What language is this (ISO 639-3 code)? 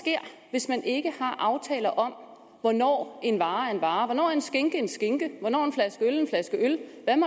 dan